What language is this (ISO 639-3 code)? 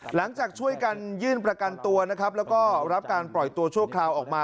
tha